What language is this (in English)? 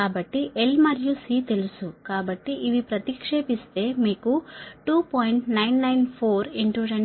Telugu